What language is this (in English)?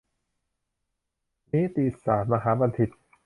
Thai